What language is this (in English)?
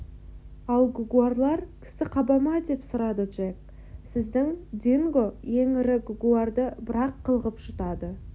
Kazakh